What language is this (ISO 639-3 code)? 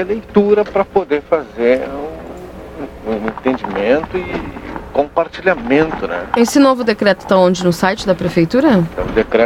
por